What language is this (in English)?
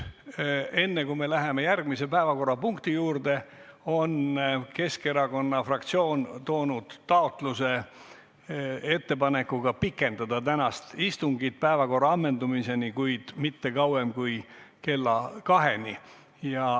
Estonian